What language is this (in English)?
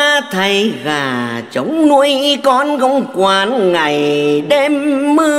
Vietnamese